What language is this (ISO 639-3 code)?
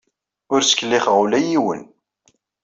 kab